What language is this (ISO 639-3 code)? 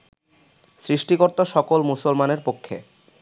ben